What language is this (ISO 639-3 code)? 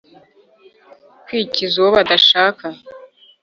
kin